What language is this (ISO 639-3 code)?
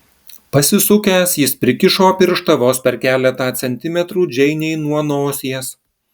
lit